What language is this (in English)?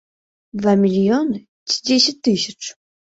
Belarusian